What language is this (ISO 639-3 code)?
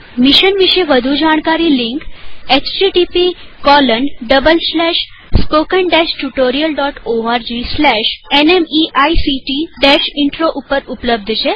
guj